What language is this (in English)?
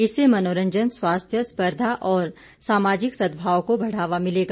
Hindi